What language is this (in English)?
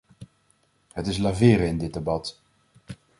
Dutch